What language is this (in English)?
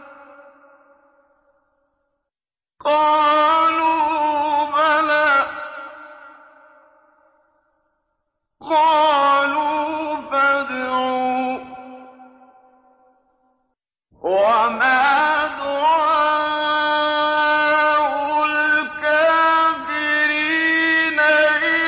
Arabic